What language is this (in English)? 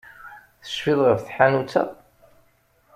Kabyle